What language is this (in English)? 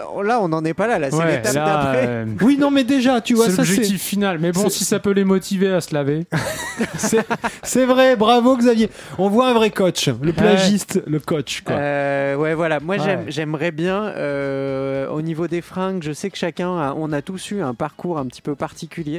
French